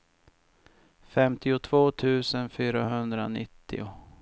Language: Swedish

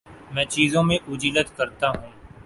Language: Urdu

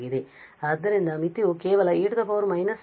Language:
Kannada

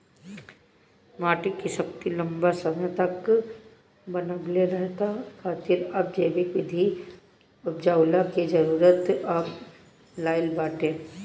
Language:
Bhojpuri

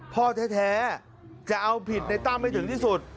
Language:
Thai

